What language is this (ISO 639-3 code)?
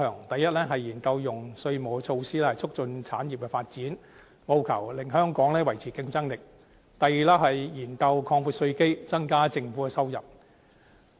yue